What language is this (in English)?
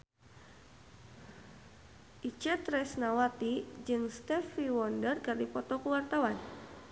Sundanese